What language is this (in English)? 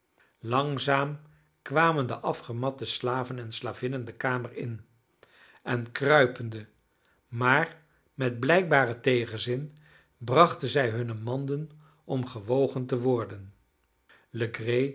Dutch